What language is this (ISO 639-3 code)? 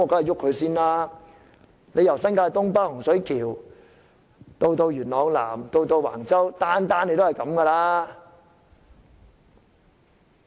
yue